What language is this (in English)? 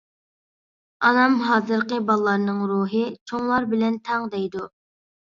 Uyghur